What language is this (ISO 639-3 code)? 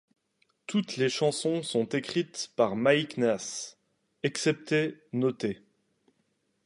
fra